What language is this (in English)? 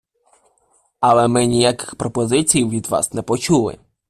Ukrainian